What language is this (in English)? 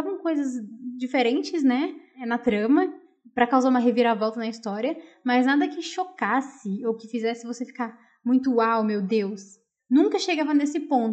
Portuguese